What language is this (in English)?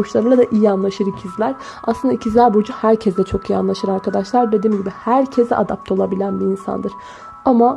Turkish